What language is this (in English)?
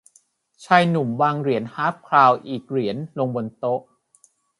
Thai